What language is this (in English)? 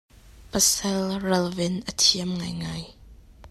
Hakha Chin